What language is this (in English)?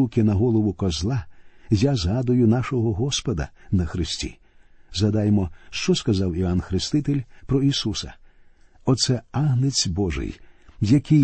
Ukrainian